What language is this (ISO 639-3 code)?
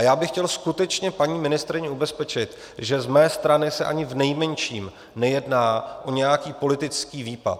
ces